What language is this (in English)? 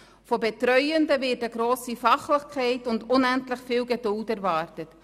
Swiss German